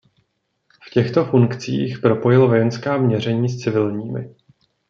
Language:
Czech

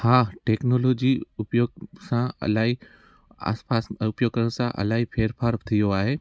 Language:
Sindhi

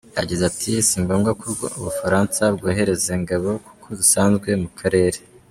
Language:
Kinyarwanda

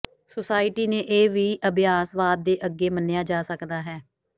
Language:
Punjabi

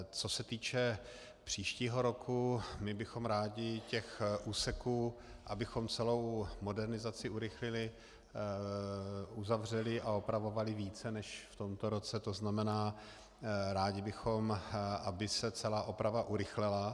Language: Czech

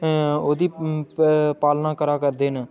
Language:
Dogri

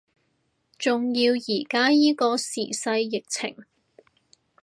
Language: Cantonese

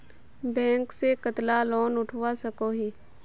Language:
Magahi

